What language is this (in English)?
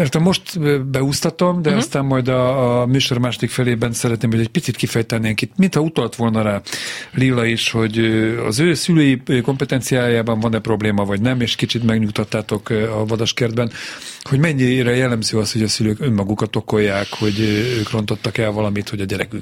Hungarian